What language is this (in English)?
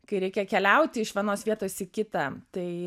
Lithuanian